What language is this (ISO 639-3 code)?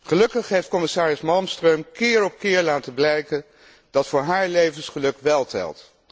nld